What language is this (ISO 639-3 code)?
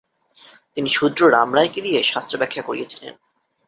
ben